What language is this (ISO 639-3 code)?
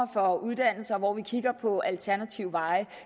dan